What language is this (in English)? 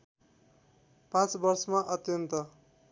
Nepali